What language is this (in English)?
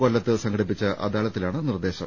Malayalam